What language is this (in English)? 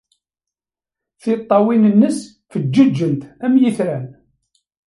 Kabyle